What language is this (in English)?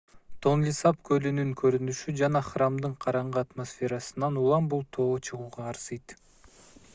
Kyrgyz